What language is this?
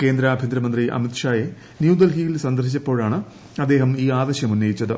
Malayalam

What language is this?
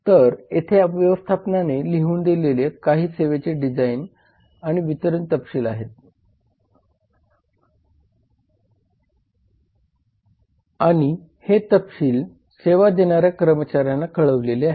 Marathi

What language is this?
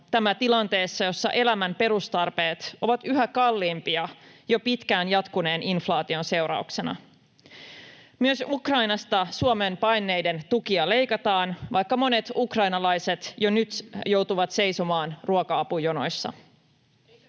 Finnish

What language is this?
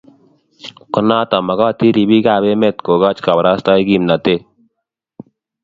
Kalenjin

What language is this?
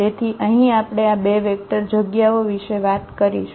Gujarati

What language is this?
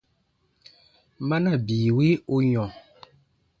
Baatonum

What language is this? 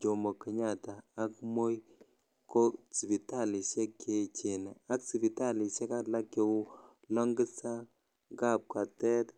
Kalenjin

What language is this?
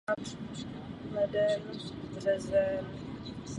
Czech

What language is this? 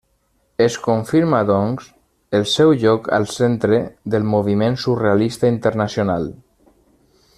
Catalan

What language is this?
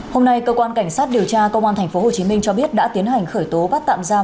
Vietnamese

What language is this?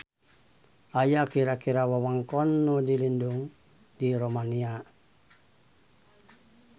Sundanese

